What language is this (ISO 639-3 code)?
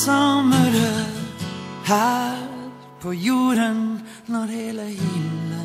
nor